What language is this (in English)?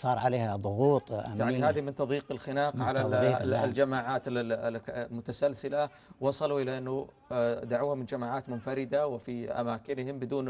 Arabic